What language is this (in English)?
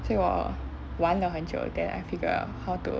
English